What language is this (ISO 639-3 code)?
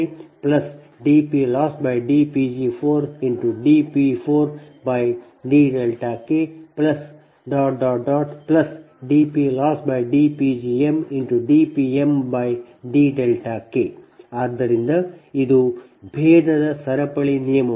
kan